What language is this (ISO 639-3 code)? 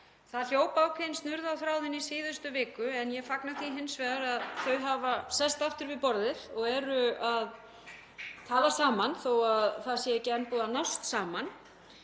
isl